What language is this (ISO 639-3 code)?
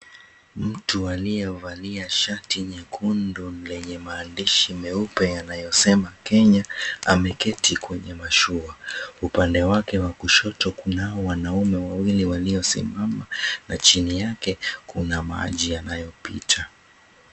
swa